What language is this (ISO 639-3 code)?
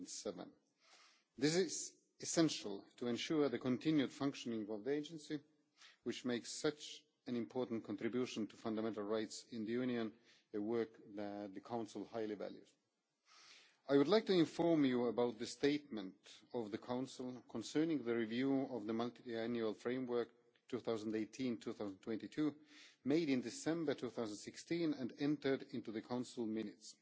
eng